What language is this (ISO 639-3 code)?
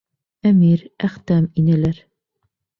bak